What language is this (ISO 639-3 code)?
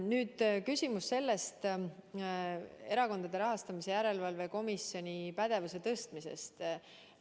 est